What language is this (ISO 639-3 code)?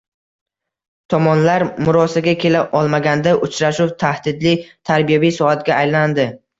uzb